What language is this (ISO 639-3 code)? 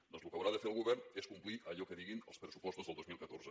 cat